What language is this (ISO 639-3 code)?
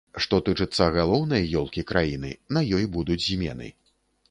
bel